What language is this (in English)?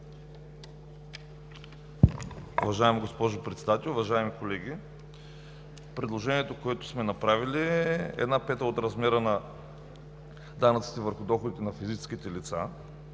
Bulgarian